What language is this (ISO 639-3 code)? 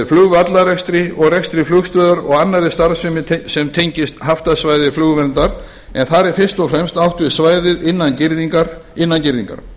isl